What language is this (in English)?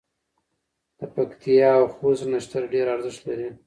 Pashto